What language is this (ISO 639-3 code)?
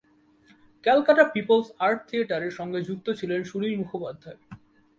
ben